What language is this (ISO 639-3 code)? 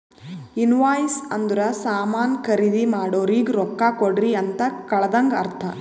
kan